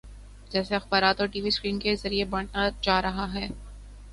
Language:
Urdu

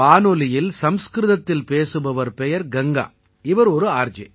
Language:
Tamil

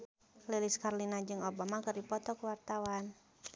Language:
Sundanese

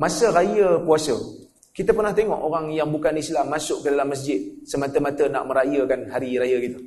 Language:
Malay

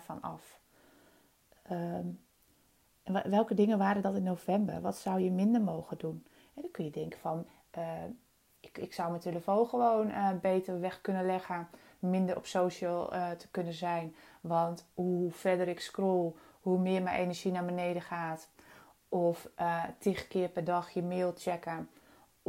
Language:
Dutch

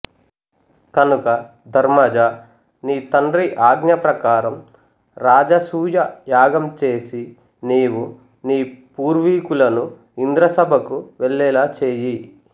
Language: Telugu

